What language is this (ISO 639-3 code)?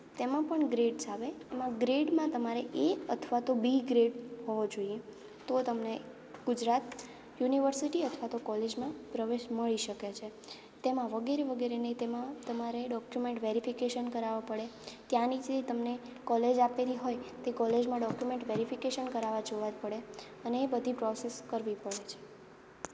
guj